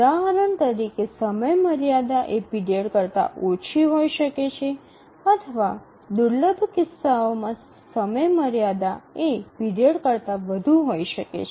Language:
Gujarati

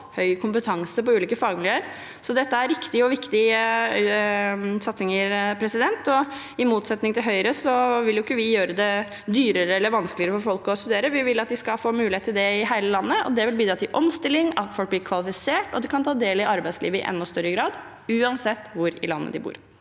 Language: Norwegian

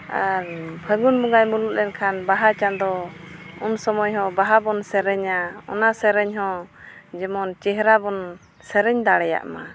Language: Santali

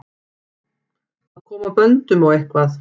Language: Icelandic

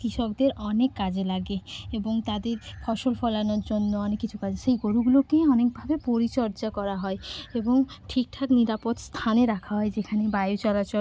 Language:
Bangla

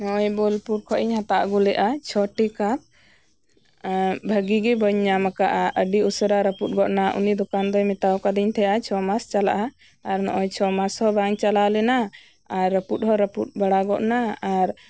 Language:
Santali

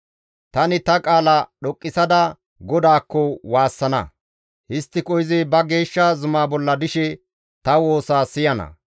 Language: Gamo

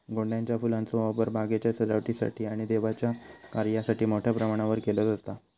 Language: Marathi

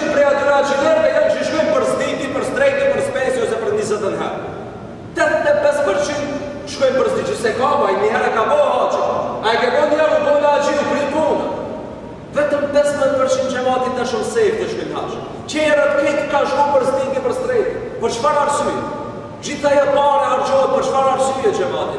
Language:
Romanian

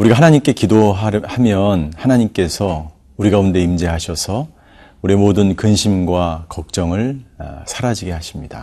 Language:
Korean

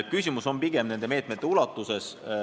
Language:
Estonian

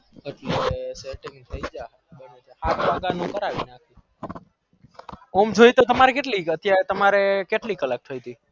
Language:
Gujarati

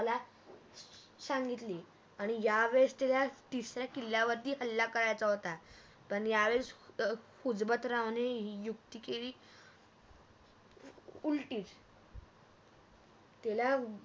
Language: Marathi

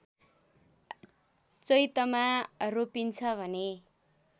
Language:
Nepali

